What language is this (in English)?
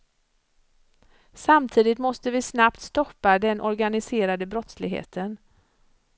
Swedish